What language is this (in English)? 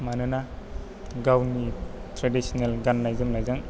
Bodo